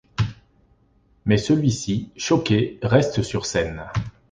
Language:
French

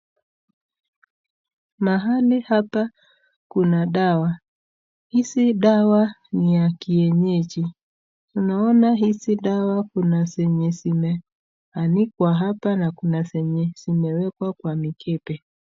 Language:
Swahili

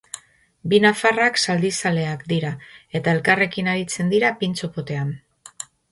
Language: Basque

